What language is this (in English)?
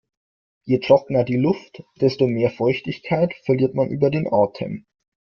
German